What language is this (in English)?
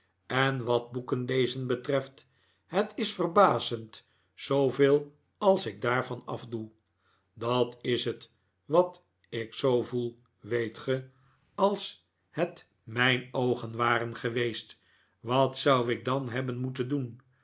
Dutch